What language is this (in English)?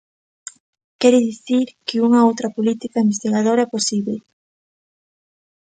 Galician